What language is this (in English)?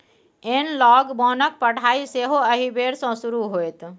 Maithili